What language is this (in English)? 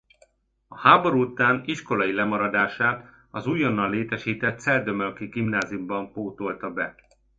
Hungarian